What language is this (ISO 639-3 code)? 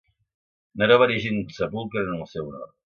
cat